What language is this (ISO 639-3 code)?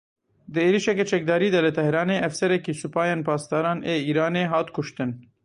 kur